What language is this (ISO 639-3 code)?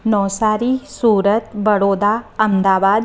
snd